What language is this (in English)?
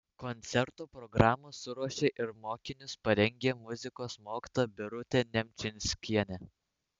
Lithuanian